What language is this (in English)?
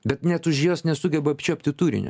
Lithuanian